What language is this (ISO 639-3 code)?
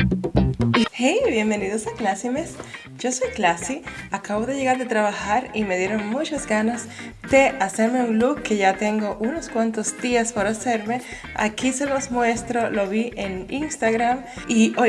spa